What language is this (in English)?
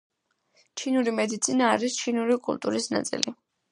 Georgian